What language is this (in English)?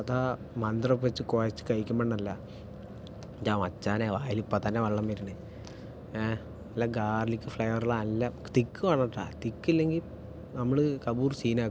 Malayalam